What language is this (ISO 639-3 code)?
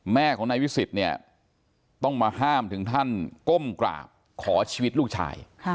tha